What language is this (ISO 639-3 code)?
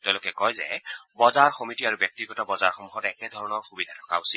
asm